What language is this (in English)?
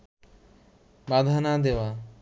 Bangla